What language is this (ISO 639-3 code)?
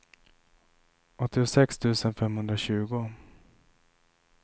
swe